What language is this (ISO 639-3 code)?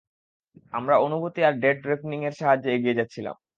ben